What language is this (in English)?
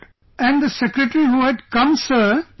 English